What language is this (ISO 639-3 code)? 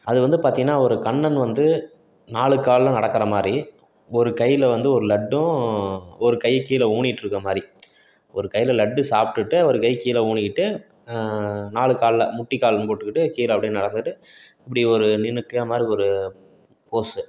tam